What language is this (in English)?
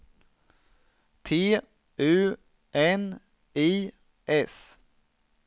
Swedish